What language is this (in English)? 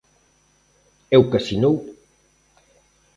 Galician